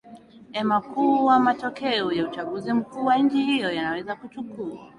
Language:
Swahili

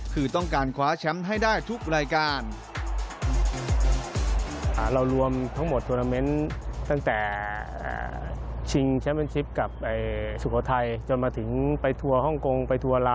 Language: Thai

